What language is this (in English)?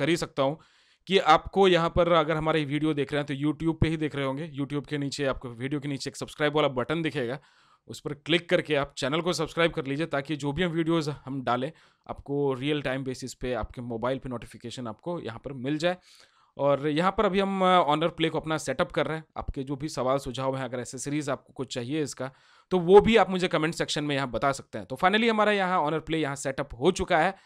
Hindi